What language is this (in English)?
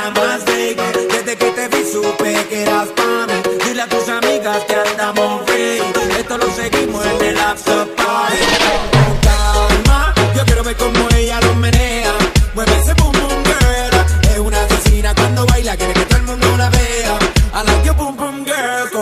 Spanish